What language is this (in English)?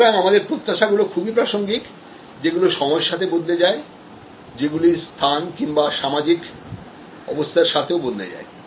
Bangla